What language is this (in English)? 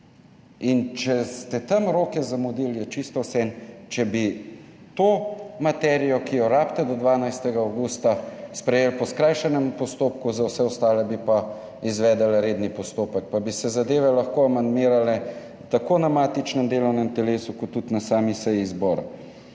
Slovenian